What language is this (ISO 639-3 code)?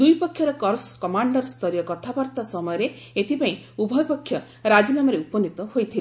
ori